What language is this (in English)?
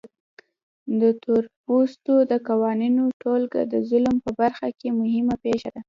Pashto